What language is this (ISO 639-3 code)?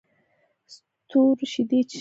pus